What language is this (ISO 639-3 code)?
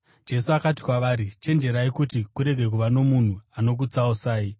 sna